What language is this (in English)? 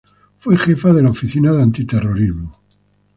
Spanish